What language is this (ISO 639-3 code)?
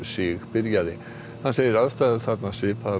isl